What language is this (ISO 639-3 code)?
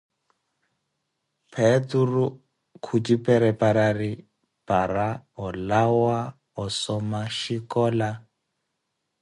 eko